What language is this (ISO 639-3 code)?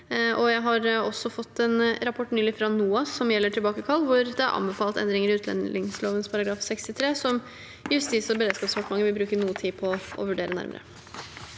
nor